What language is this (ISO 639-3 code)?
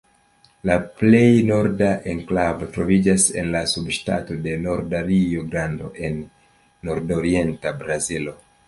epo